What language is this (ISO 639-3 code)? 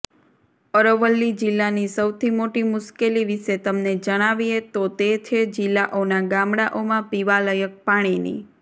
guj